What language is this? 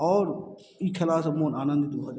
Maithili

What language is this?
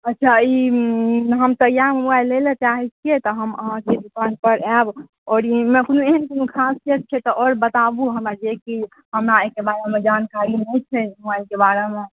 Maithili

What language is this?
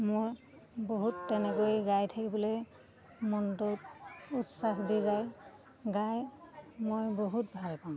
Assamese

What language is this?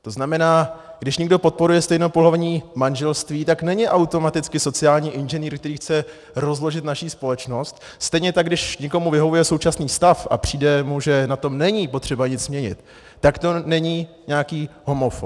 Czech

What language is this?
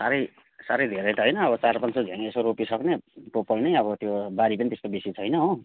Nepali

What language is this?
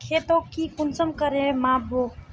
Magahi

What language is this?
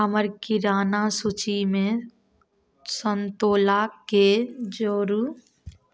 Maithili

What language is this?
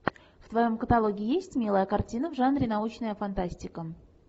Russian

